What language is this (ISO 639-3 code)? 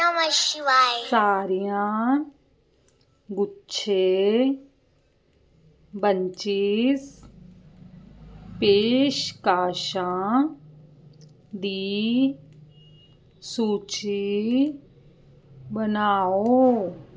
pan